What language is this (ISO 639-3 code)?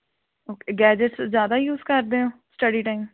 pan